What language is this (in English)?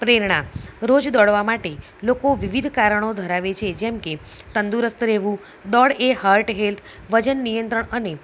Gujarati